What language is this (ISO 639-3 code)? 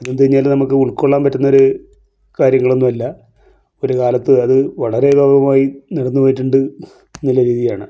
mal